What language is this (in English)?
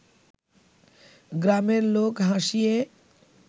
Bangla